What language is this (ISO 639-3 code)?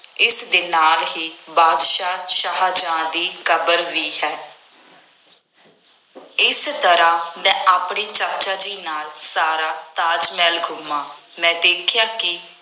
pan